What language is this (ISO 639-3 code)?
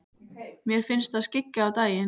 isl